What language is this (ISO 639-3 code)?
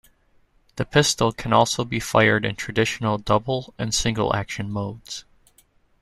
eng